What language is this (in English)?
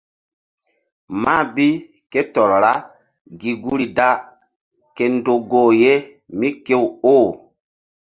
Mbum